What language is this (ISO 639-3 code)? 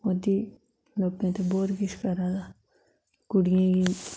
doi